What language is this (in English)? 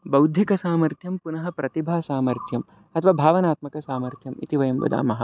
Sanskrit